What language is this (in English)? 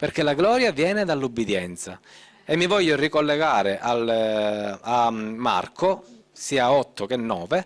Italian